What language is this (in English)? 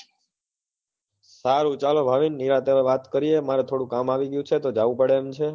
Gujarati